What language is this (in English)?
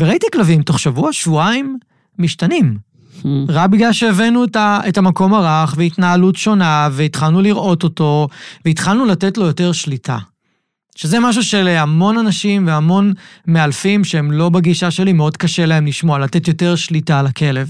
Hebrew